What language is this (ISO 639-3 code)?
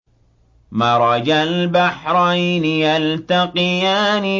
ara